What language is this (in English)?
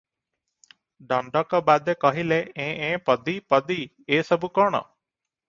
Odia